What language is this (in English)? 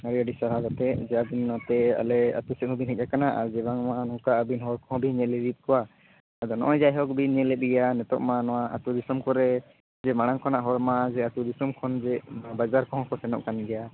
Santali